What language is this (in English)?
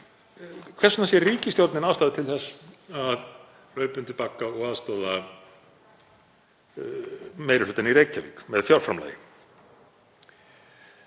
Icelandic